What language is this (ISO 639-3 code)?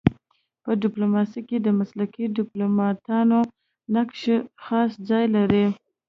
pus